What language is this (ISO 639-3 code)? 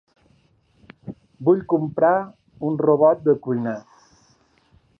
cat